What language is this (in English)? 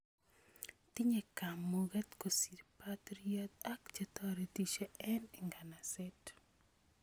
Kalenjin